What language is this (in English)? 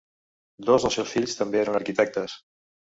Catalan